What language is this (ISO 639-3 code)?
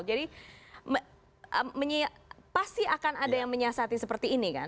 ind